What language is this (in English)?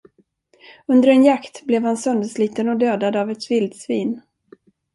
Swedish